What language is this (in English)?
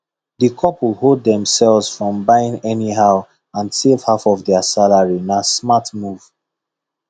Nigerian Pidgin